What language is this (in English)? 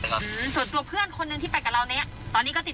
Thai